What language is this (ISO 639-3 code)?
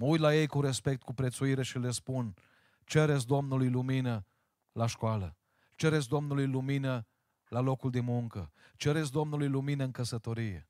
ron